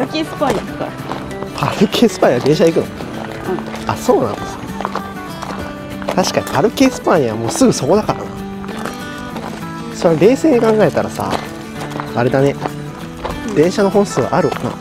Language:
Japanese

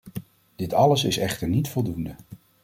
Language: Dutch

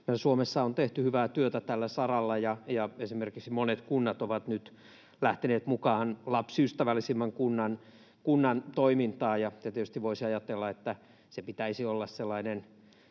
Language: Finnish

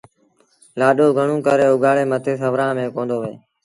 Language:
Sindhi Bhil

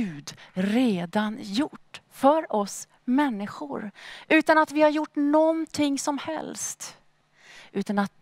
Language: Swedish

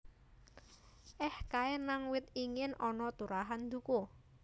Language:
Javanese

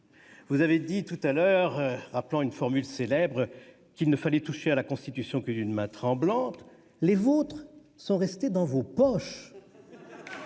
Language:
French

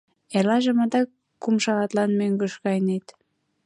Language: Mari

